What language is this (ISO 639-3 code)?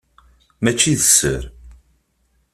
kab